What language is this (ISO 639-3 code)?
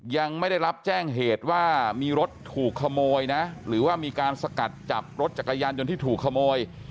tha